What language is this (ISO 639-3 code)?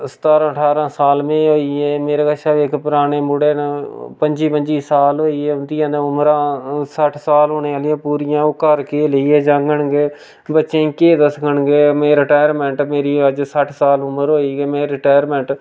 doi